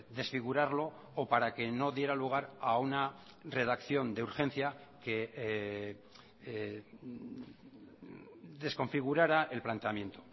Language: Spanish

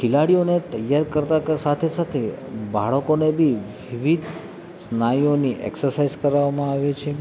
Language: Gujarati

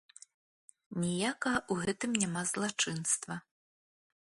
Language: Belarusian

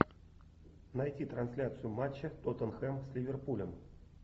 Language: Russian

